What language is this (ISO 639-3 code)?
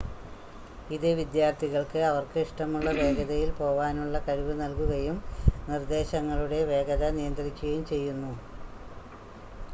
mal